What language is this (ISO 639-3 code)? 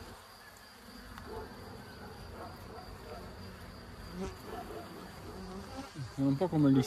ita